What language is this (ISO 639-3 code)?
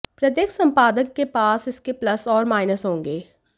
hin